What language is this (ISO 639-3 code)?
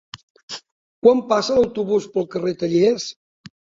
cat